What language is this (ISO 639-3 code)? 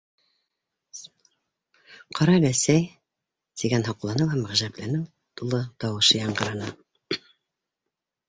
bak